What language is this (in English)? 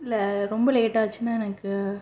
Tamil